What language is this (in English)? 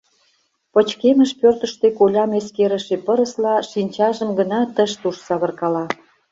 Mari